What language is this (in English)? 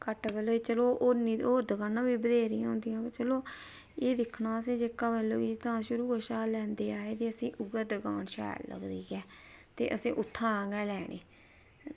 Dogri